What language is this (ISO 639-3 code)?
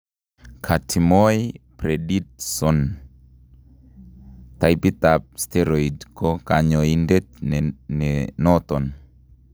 kln